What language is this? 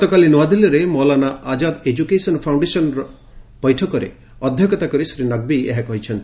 Odia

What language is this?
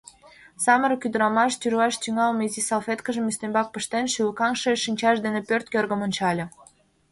Mari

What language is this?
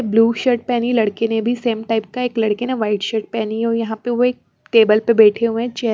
Hindi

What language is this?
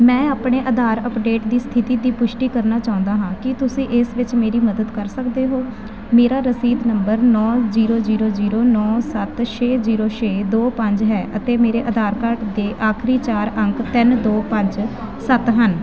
Punjabi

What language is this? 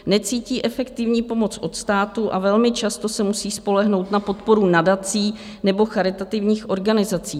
Czech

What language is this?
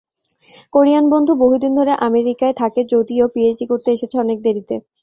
Bangla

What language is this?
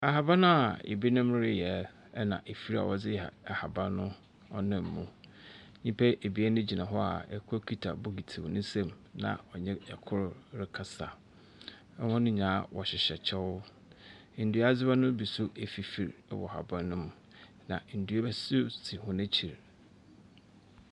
Akan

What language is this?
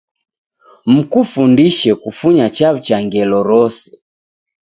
Taita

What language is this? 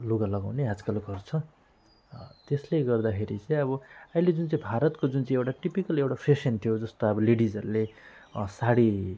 Nepali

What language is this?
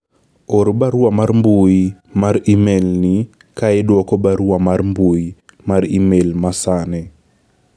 Luo (Kenya and Tanzania)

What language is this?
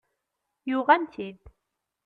Kabyle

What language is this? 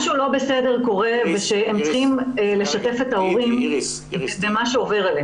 Hebrew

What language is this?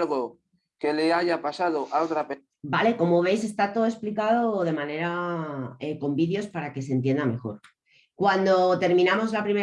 Spanish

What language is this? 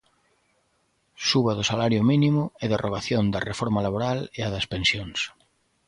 Galician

